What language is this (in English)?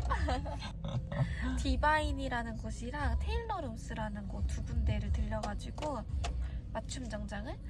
Korean